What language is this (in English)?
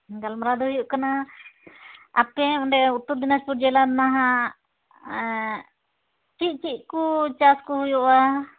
Santali